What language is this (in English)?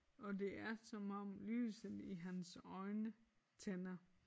Danish